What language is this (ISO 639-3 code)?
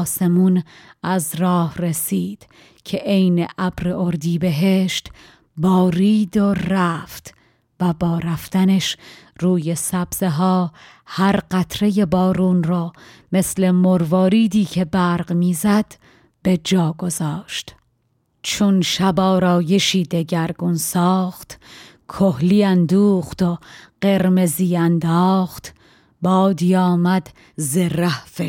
fas